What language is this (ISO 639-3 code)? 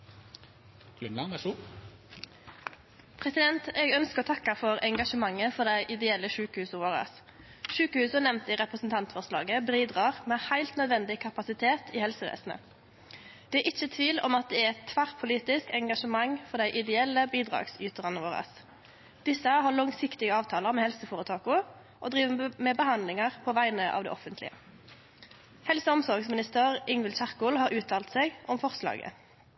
nno